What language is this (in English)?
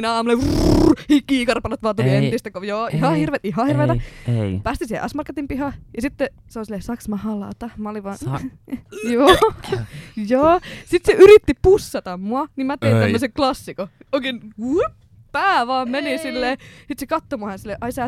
Finnish